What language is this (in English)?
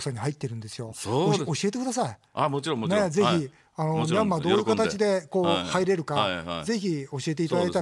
Japanese